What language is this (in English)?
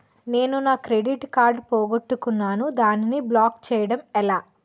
Telugu